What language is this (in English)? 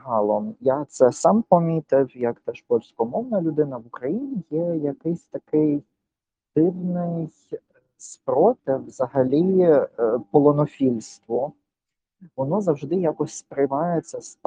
Ukrainian